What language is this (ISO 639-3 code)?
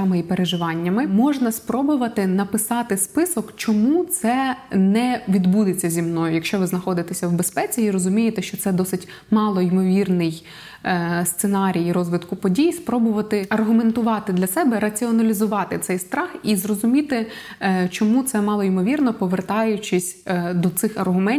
ukr